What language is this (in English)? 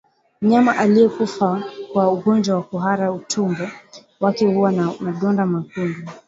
Swahili